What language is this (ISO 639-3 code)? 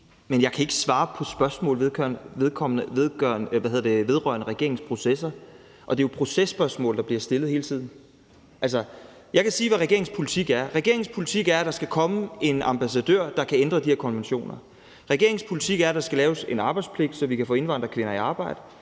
dan